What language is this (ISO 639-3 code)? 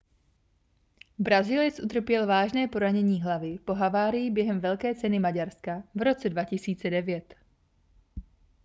ces